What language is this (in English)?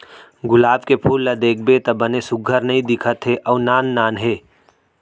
Chhattisgarhi